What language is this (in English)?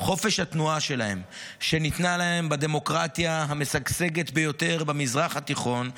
Hebrew